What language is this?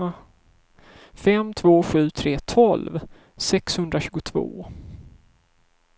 Swedish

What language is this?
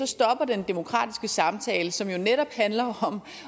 Danish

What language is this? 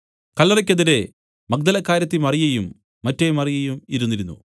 Malayalam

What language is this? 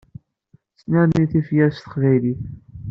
Kabyle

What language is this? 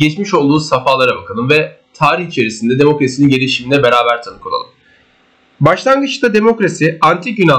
Turkish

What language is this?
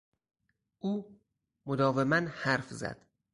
Persian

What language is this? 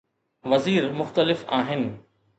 Sindhi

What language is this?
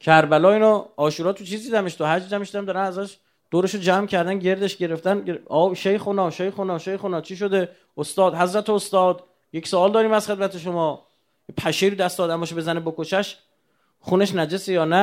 Persian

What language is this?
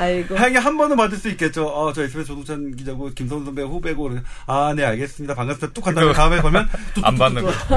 Korean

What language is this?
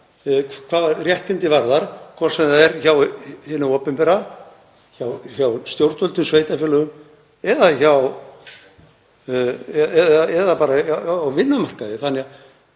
Icelandic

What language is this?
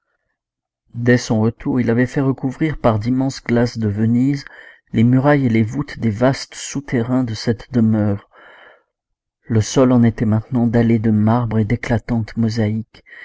French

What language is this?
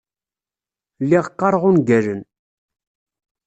Kabyle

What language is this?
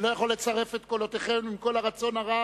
Hebrew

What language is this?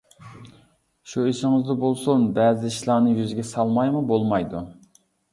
Uyghur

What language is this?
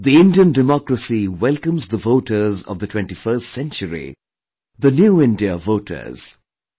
English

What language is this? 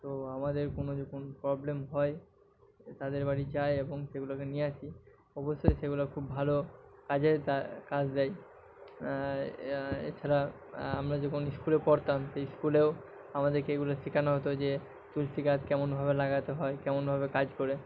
Bangla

